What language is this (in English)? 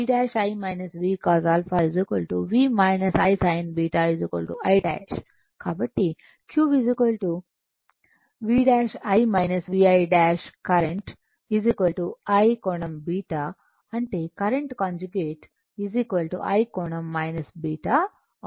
Telugu